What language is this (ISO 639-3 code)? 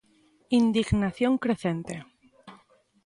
glg